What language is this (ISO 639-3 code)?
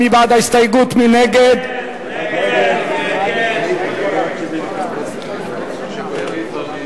heb